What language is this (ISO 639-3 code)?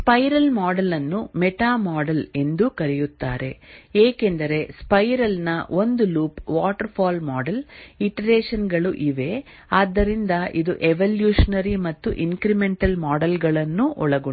kan